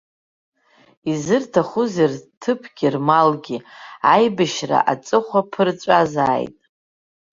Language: Abkhazian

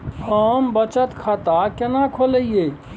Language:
Maithili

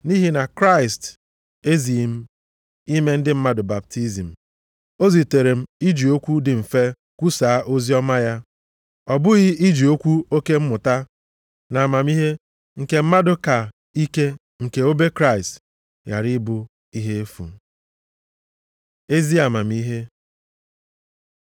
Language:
Igbo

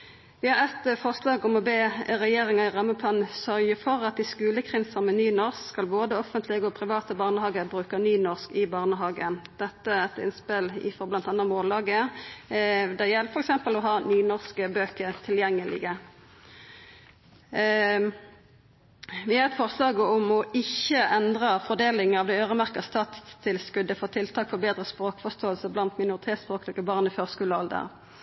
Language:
Norwegian Nynorsk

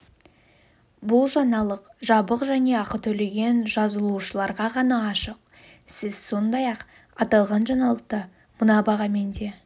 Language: Kazakh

